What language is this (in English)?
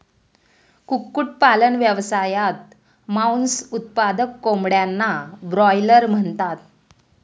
Marathi